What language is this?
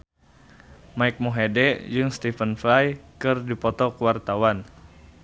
Sundanese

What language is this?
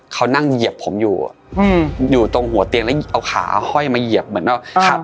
Thai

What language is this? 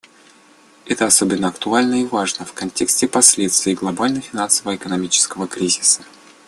Russian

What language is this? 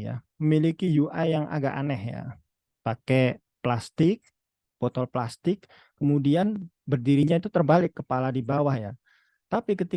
Indonesian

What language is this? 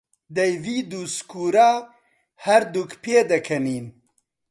Central Kurdish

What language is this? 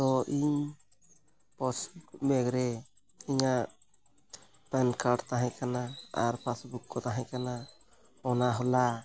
Santali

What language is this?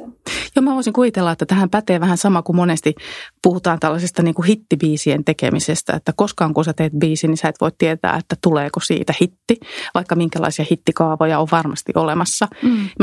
Finnish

